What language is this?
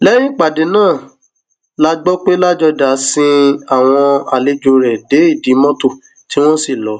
Yoruba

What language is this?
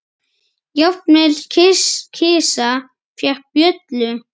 Icelandic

